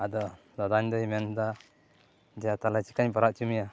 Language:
Santali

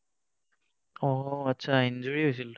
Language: Assamese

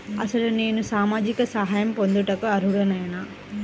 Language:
Telugu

